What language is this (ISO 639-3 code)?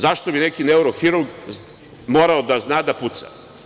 srp